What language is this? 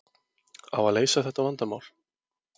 Icelandic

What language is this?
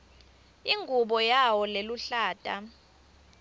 Swati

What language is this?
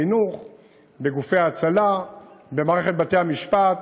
Hebrew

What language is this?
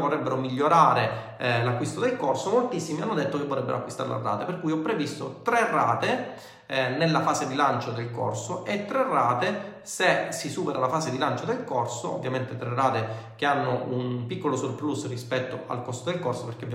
Italian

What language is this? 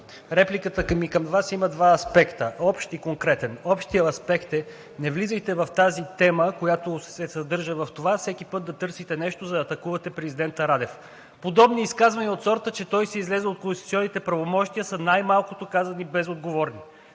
Bulgarian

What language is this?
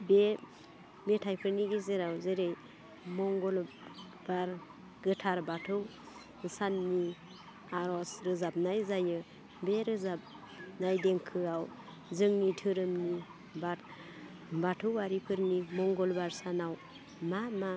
Bodo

